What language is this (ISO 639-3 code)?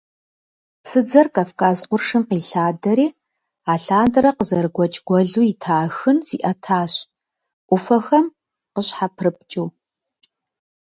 kbd